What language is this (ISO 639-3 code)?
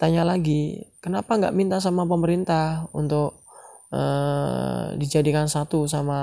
ind